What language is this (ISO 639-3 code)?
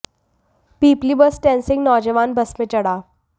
hin